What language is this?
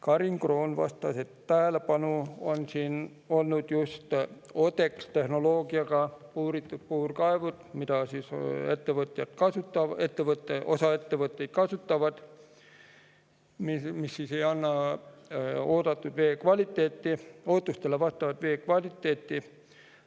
Estonian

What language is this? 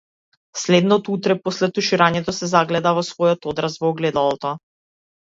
Macedonian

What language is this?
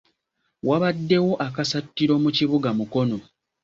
Ganda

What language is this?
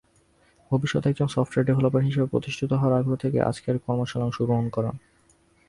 Bangla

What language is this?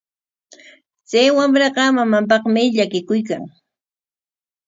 Corongo Ancash Quechua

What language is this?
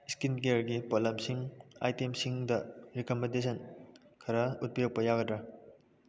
Manipuri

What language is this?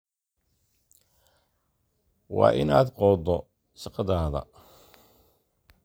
Somali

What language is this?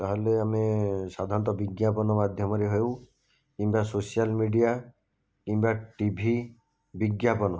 Odia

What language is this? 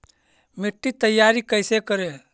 Magahi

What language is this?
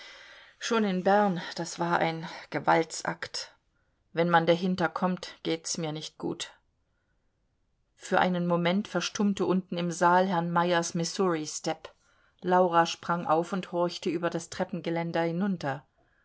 German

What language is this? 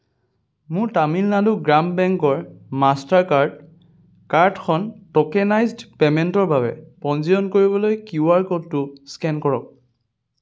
Assamese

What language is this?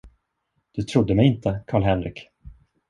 Swedish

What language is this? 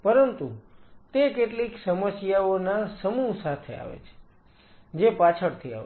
Gujarati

